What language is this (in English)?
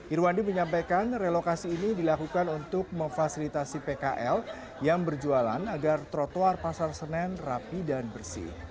Indonesian